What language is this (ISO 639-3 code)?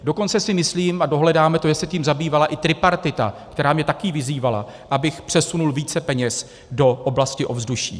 ces